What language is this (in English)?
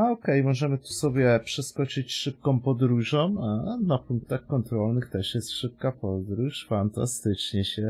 Polish